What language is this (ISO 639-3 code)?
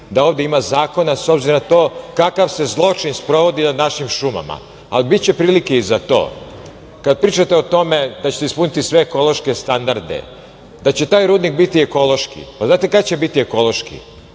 srp